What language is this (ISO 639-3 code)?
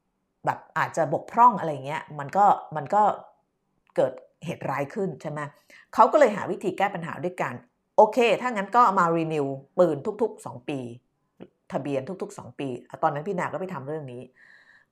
tha